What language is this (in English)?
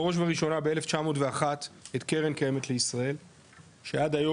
Hebrew